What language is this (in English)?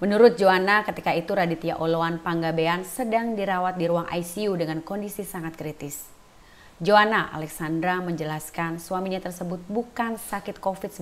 Indonesian